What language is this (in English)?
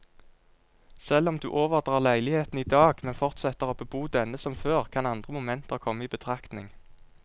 Norwegian